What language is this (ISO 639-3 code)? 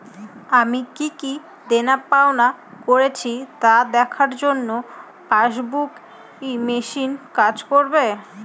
ben